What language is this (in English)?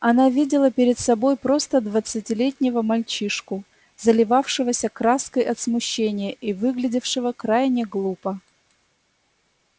Russian